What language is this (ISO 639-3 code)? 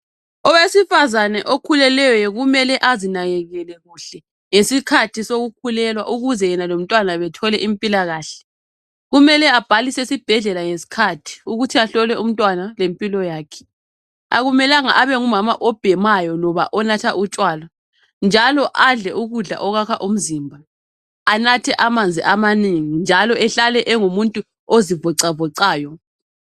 nde